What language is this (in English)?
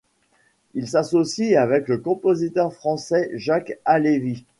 French